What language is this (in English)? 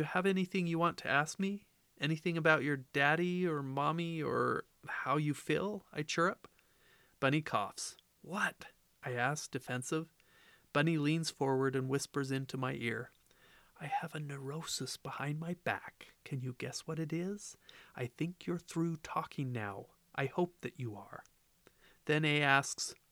English